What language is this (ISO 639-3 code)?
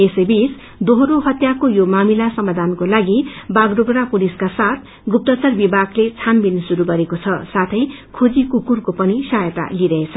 nep